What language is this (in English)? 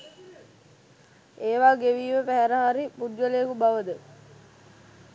Sinhala